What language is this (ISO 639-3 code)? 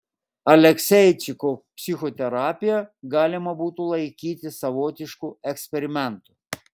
lit